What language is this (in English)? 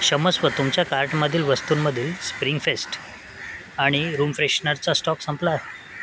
Marathi